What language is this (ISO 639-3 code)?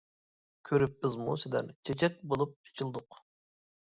uig